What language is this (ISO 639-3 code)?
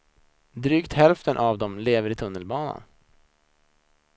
swe